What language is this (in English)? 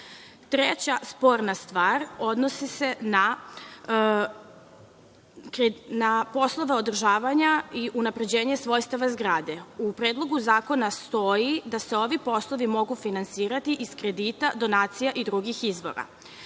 Serbian